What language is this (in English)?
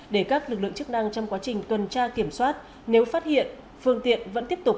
Vietnamese